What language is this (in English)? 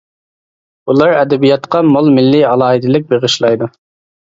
Uyghur